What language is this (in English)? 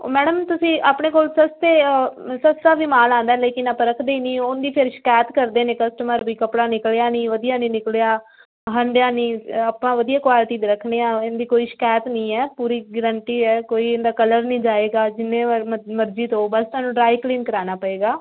Punjabi